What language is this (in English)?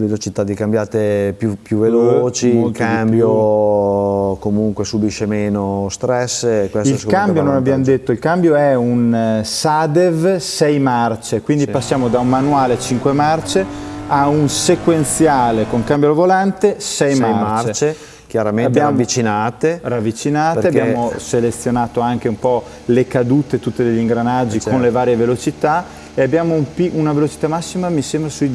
Italian